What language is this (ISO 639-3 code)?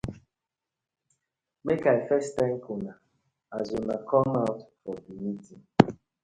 pcm